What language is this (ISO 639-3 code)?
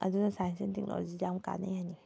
mni